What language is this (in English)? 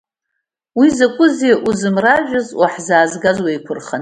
Abkhazian